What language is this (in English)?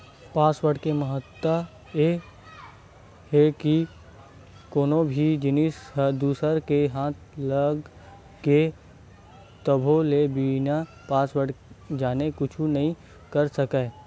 Chhattisgarhi